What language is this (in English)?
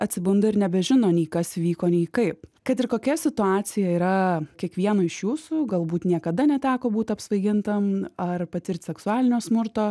Lithuanian